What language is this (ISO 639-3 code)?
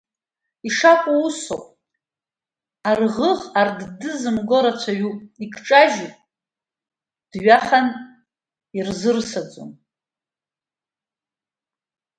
abk